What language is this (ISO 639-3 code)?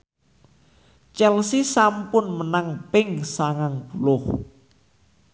jav